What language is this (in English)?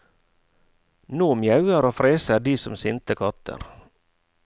Norwegian